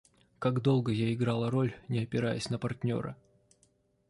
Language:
Russian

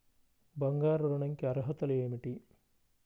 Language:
Telugu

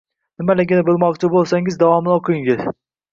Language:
Uzbek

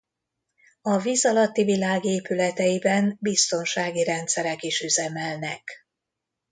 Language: Hungarian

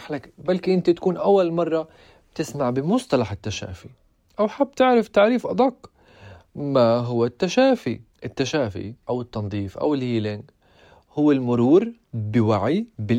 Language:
Arabic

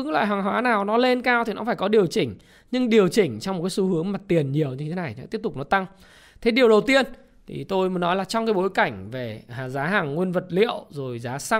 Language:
Vietnamese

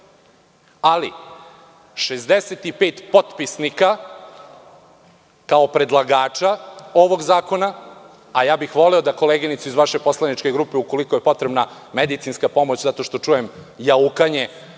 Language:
Serbian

